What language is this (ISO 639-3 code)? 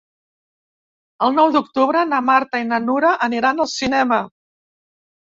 cat